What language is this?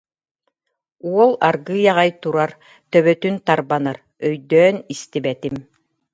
Yakut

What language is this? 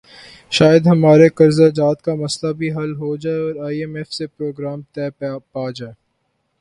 Urdu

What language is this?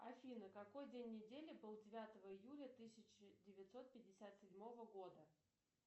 Russian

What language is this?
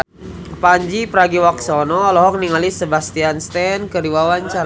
Sundanese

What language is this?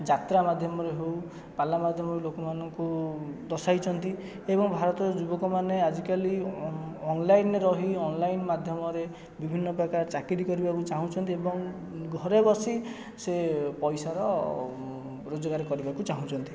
Odia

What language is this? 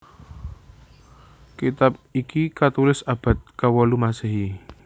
Javanese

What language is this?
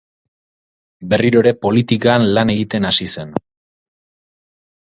Basque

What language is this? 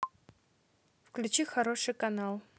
Russian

